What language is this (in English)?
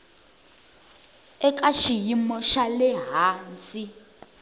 Tsonga